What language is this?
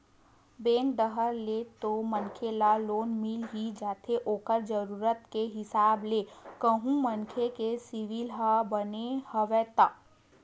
Chhattisgarhi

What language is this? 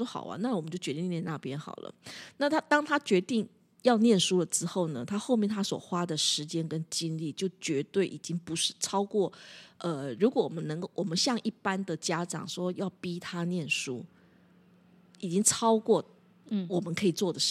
Chinese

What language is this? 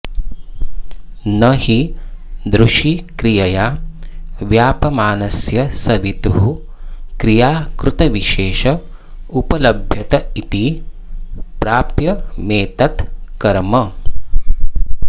Sanskrit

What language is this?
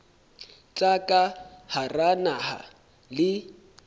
Southern Sotho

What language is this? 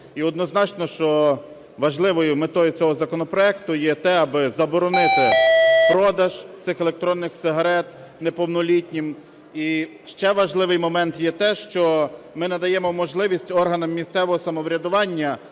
Ukrainian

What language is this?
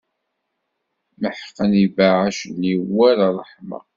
Kabyle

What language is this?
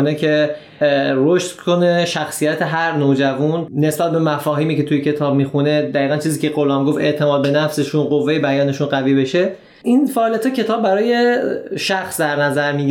Persian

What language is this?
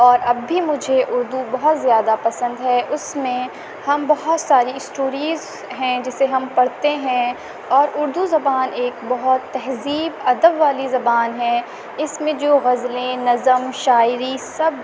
Urdu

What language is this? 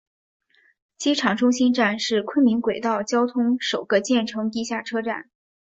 Chinese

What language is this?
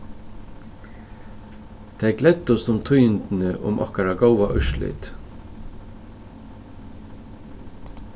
Faroese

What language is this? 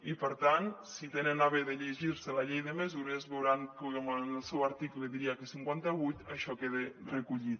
Catalan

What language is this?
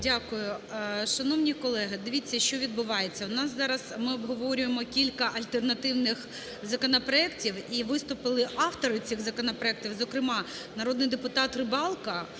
Ukrainian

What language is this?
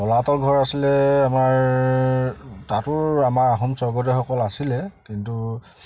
Assamese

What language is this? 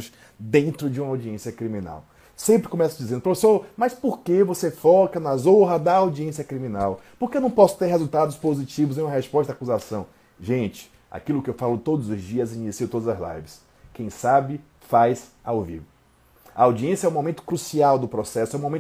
Portuguese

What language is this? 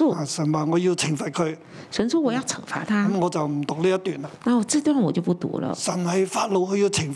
Chinese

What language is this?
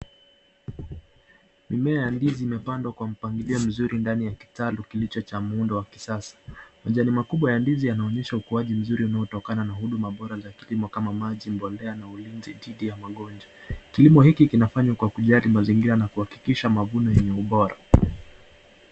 Swahili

